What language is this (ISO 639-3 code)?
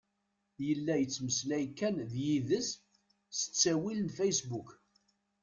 kab